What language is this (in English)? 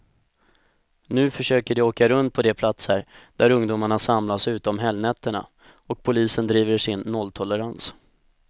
Swedish